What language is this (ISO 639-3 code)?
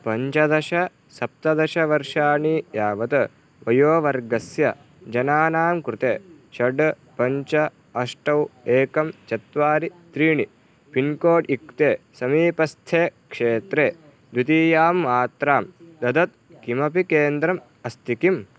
san